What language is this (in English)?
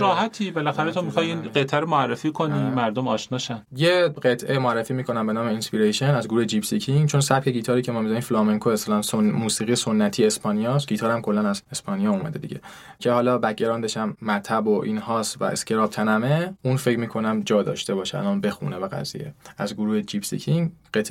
Persian